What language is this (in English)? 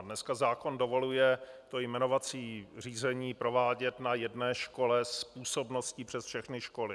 Czech